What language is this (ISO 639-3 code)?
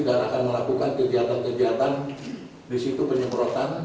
ind